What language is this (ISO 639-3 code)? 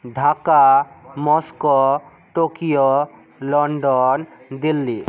ben